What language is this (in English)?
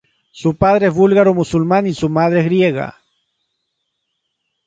Spanish